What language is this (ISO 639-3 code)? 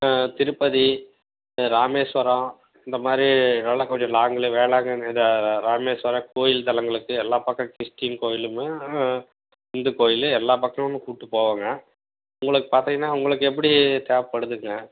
tam